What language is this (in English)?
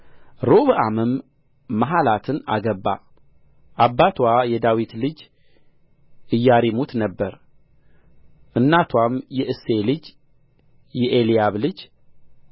Amharic